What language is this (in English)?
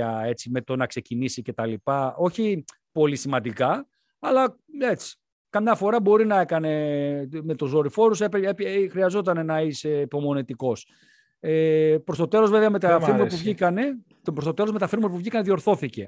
Greek